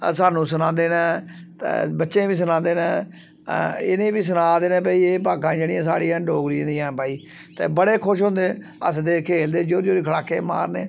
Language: Dogri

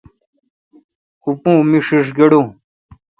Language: Kalkoti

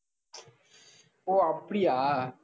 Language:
Tamil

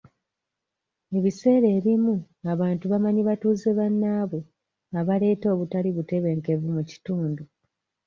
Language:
Ganda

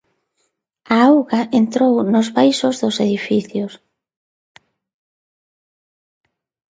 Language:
Galician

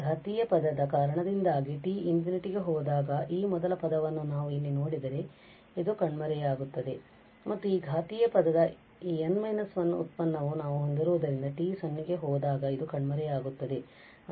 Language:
Kannada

